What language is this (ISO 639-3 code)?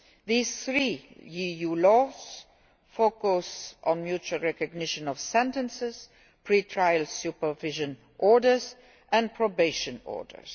eng